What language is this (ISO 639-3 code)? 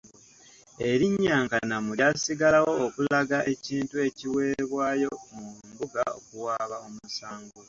lug